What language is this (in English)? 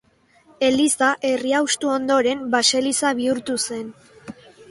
Basque